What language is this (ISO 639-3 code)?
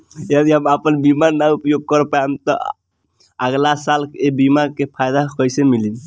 bho